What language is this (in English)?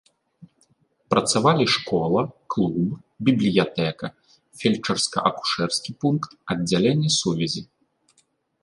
Belarusian